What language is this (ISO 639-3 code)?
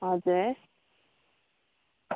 nep